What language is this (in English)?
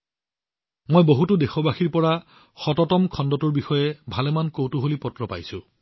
Assamese